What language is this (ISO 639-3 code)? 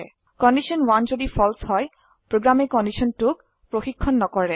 asm